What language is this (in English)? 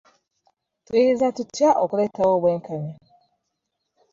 Ganda